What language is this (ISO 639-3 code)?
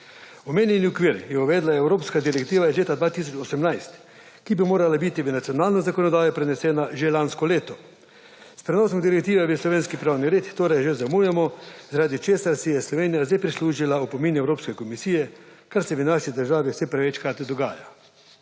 slv